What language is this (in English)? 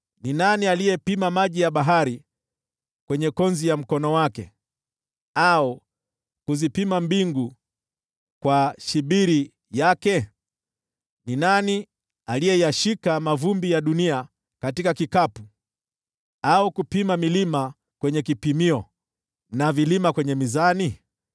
Swahili